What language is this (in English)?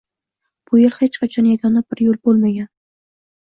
Uzbek